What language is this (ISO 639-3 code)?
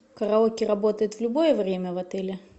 rus